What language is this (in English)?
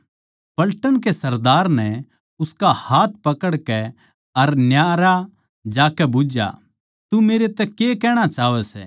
Haryanvi